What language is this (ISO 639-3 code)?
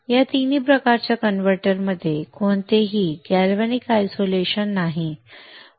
mar